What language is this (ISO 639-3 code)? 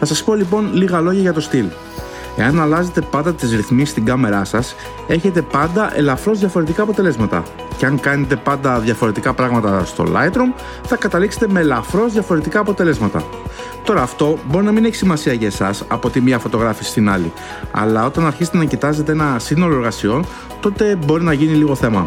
ell